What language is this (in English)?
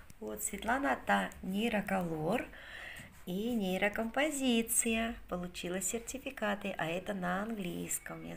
Russian